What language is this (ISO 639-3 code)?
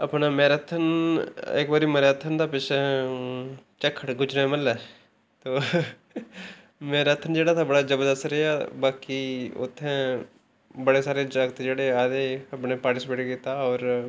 doi